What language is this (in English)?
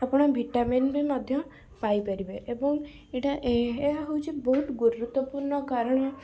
Odia